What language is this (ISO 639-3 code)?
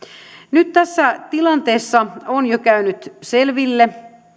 fin